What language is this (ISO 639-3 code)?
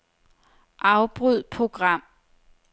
dan